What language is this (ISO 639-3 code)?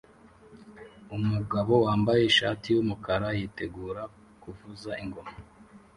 kin